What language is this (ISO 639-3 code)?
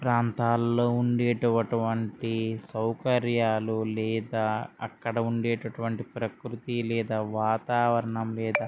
tel